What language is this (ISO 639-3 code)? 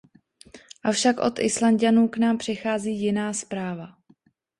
ces